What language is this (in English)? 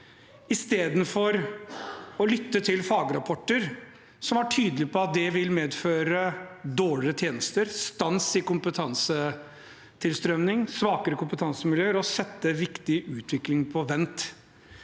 Norwegian